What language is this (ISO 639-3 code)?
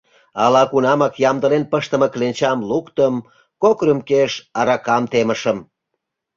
chm